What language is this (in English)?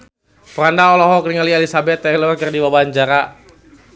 Sundanese